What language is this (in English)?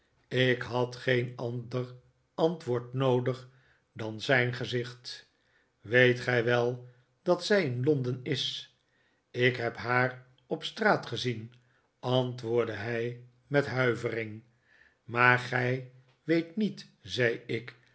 Dutch